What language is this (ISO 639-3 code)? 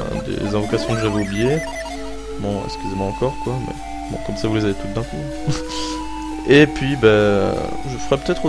fra